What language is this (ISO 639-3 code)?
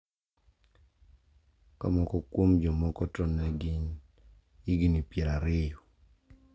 luo